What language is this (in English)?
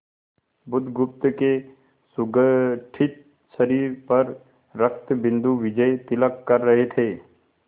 Hindi